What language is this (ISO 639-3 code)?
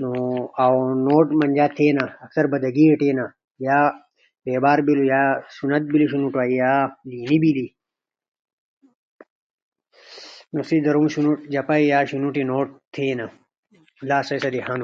ush